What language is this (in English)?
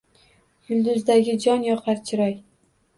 Uzbek